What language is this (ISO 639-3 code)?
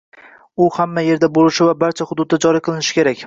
uzb